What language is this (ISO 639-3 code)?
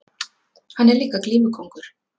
isl